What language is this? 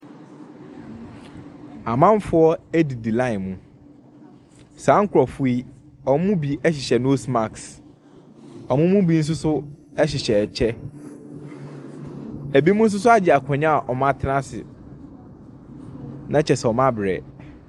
Akan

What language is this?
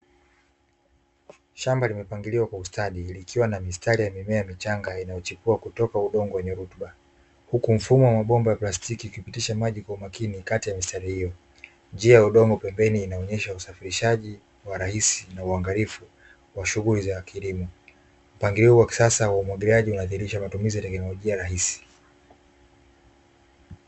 Swahili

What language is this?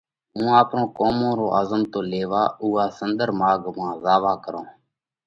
Parkari Koli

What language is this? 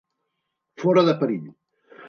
Catalan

